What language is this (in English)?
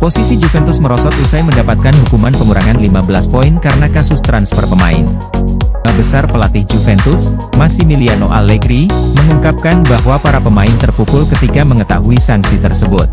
Indonesian